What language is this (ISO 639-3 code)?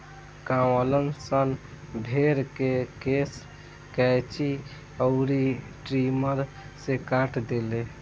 bho